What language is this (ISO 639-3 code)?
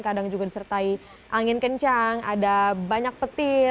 ind